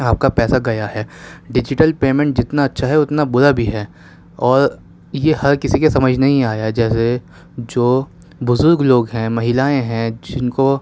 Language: Urdu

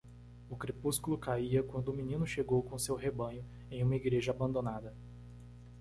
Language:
Portuguese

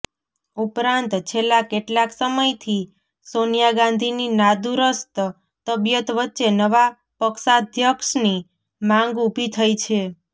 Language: Gujarati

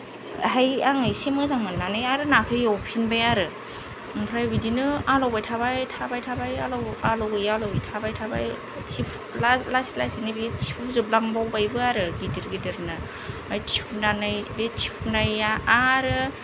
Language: Bodo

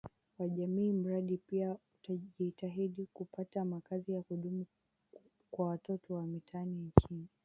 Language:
Swahili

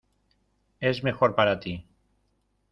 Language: Spanish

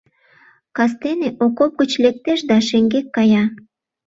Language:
Mari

